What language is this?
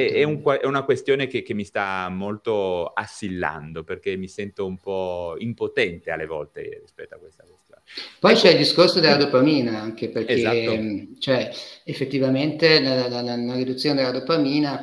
Italian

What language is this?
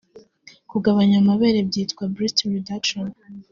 Kinyarwanda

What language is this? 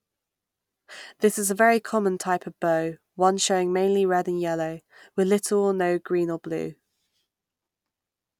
English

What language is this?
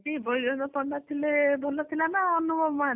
Odia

